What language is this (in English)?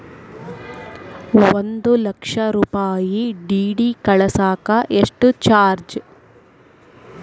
Kannada